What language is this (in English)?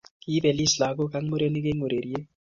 Kalenjin